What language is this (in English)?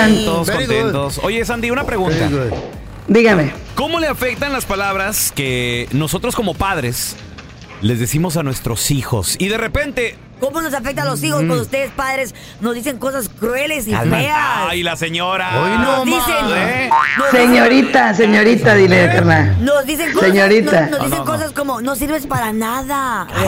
Spanish